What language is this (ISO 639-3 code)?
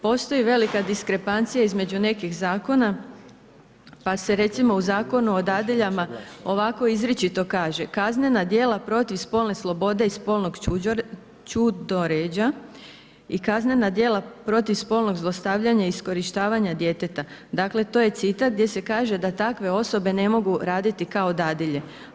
hrv